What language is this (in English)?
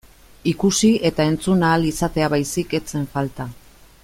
Basque